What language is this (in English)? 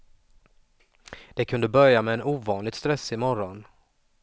Swedish